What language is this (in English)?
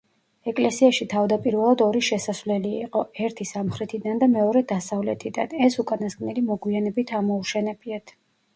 Georgian